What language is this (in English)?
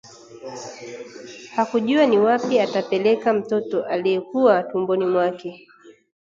Swahili